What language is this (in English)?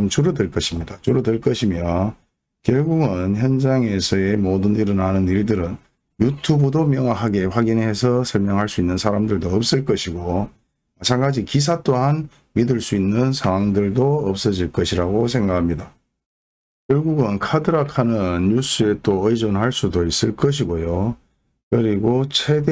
Korean